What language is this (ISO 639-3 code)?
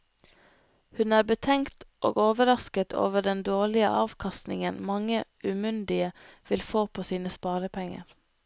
nor